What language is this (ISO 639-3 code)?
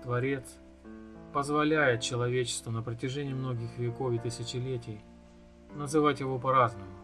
rus